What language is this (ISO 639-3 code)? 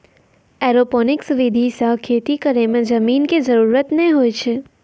mai